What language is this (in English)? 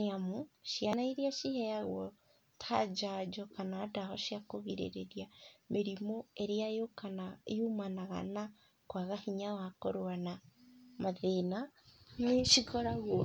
Kikuyu